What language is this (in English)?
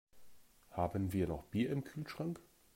German